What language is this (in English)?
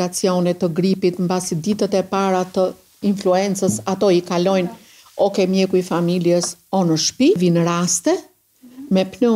Romanian